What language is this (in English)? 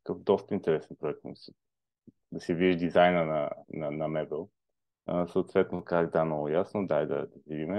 Bulgarian